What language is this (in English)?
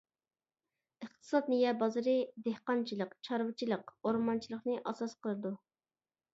Uyghur